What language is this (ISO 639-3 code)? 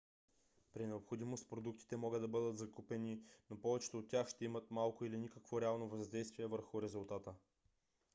bul